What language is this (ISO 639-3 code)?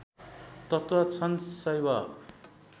nep